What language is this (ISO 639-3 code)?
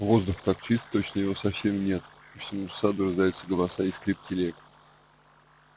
rus